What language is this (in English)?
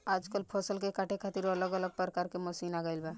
Bhojpuri